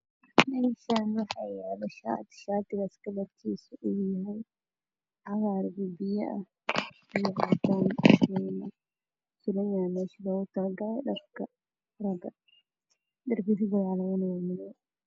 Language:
Somali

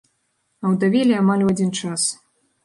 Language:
Belarusian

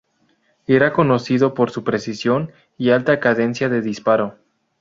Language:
Spanish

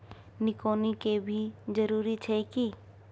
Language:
Maithili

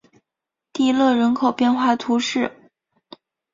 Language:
Chinese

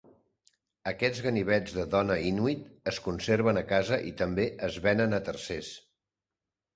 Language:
Catalan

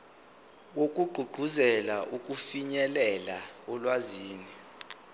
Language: Zulu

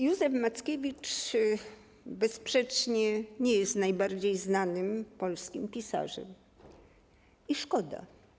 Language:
Polish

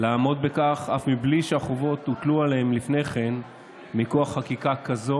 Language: Hebrew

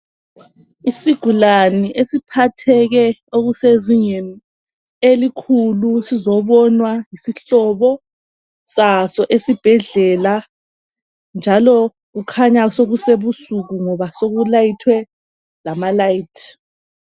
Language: North Ndebele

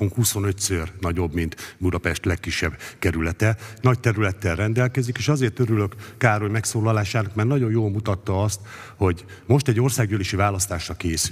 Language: Hungarian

